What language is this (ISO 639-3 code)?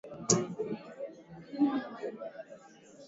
swa